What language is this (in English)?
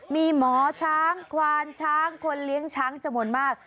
Thai